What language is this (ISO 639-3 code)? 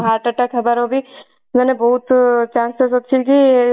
ori